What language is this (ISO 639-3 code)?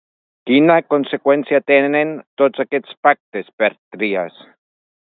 cat